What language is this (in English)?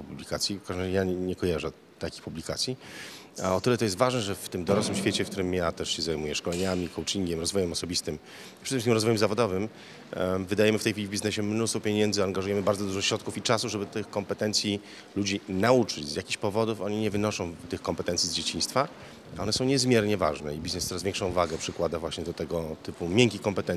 Polish